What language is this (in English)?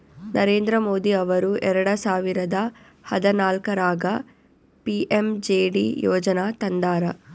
Kannada